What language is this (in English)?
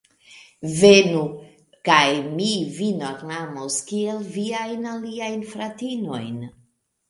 Esperanto